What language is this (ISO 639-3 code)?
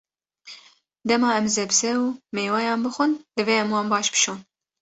kur